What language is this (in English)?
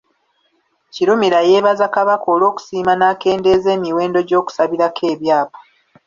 Ganda